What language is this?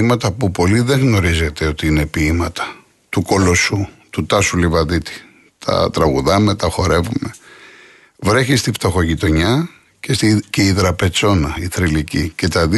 Greek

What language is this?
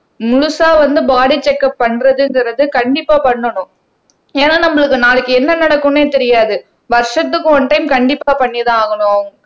Tamil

